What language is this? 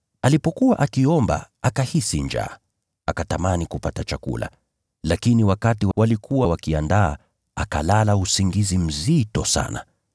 Swahili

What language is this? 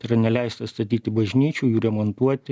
Lithuanian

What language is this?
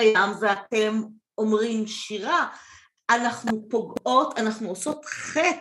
Hebrew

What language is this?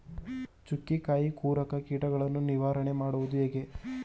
Kannada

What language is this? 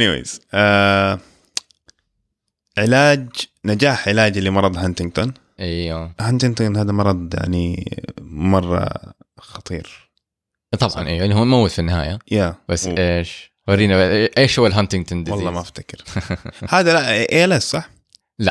Arabic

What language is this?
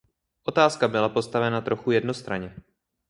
Czech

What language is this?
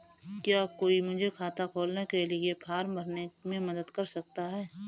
Hindi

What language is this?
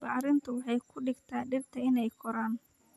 Somali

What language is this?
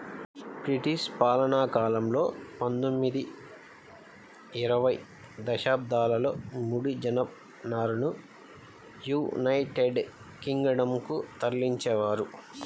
Telugu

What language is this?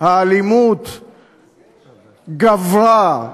Hebrew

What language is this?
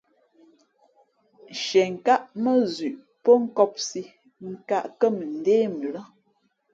Fe'fe'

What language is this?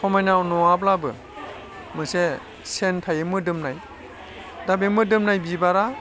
Bodo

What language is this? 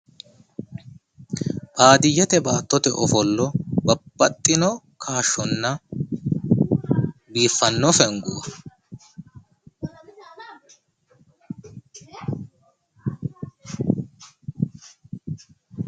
Sidamo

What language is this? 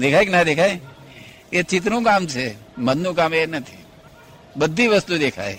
Gujarati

